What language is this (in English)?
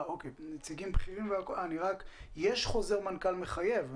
Hebrew